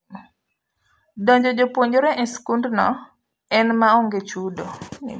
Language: Luo (Kenya and Tanzania)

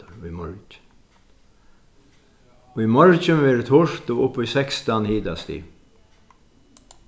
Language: Faroese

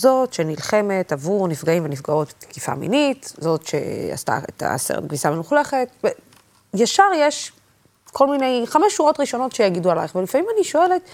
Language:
Hebrew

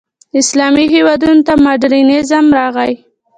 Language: Pashto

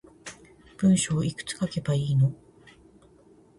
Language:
Japanese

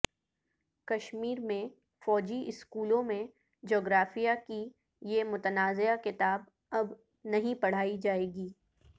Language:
Urdu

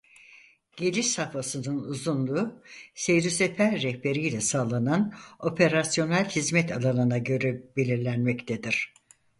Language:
Turkish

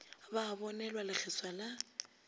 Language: Northern Sotho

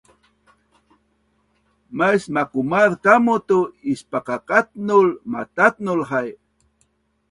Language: Bunun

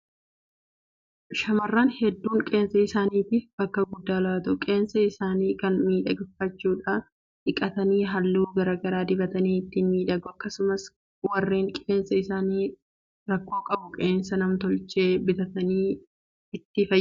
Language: Oromo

